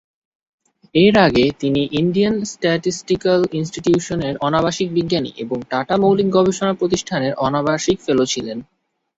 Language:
Bangla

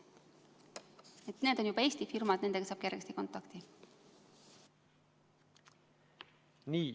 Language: Estonian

